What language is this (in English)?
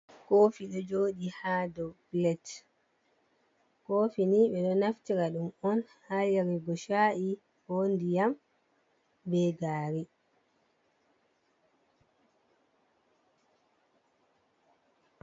Fula